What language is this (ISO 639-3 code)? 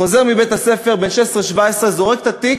heb